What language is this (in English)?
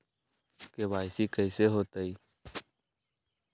Magahi